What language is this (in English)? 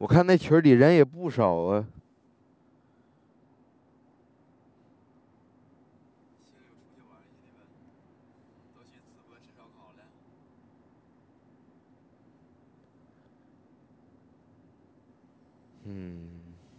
Chinese